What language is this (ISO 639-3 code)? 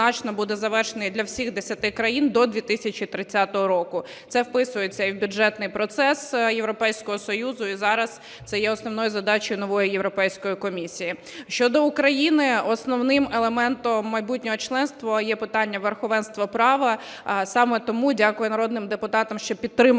ukr